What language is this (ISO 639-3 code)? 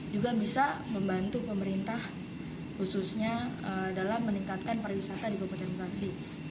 ind